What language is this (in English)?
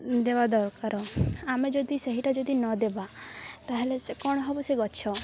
Odia